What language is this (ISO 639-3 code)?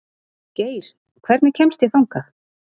isl